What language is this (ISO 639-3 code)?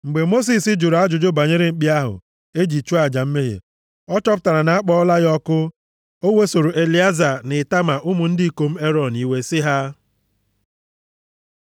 ibo